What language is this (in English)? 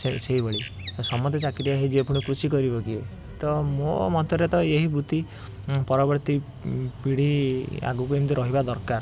Odia